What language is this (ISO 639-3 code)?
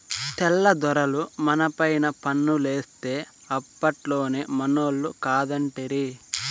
tel